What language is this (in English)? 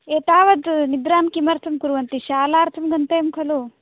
Sanskrit